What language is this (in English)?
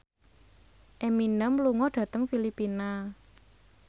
Javanese